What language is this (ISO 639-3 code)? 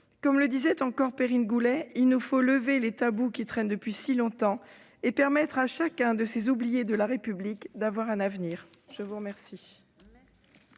fra